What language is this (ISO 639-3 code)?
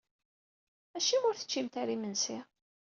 kab